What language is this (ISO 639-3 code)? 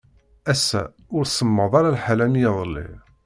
kab